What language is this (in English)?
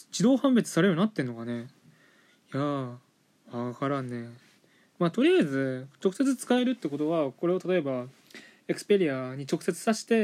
Japanese